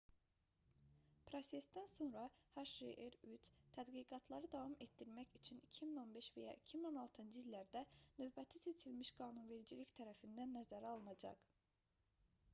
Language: Azerbaijani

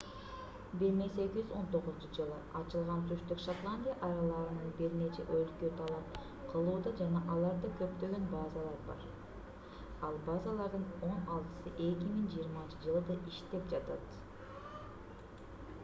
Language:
Kyrgyz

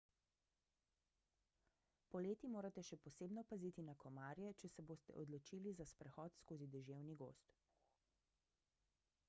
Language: Slovenian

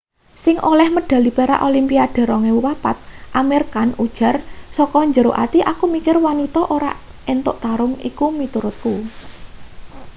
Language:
Javanese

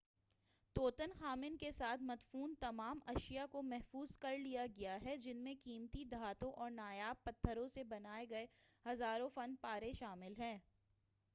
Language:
Urdu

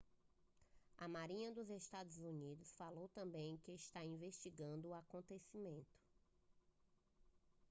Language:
Portuguese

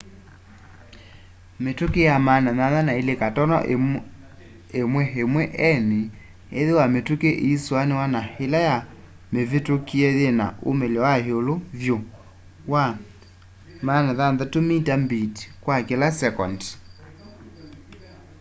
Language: Kamba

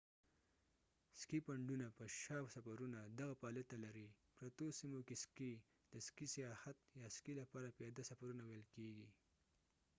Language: Pashto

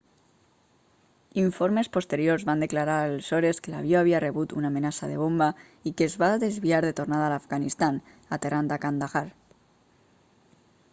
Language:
Catalan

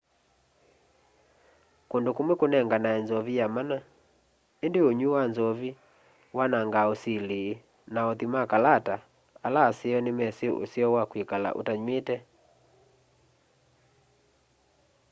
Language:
Kamba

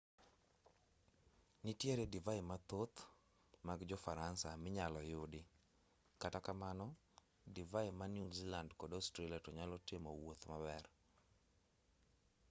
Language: Luo (Kenya and Tanzania)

